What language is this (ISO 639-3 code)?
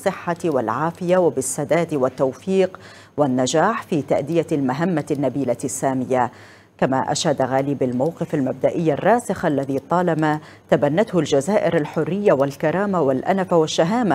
ara